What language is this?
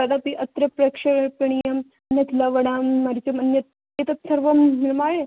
Sanskrit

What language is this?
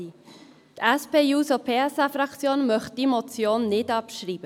Swiss German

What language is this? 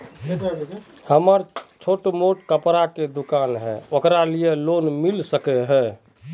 Magahi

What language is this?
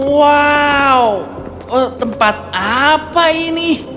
Indonesian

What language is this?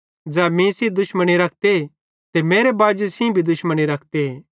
Bhadrawahi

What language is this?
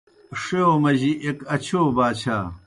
Kohistani Shina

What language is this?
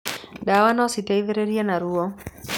Kikuyu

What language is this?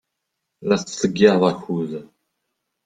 Kabyle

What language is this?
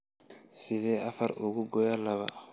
Somali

